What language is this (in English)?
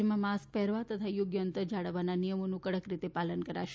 Gujarati